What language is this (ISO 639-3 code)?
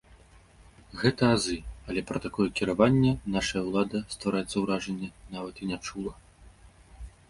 bel